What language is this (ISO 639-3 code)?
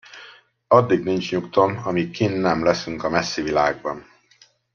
hun